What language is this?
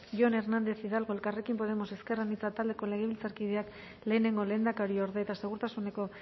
Basque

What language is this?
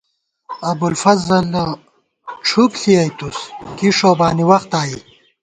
Gawar-Bati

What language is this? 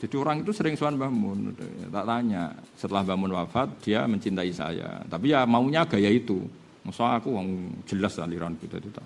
Indonesian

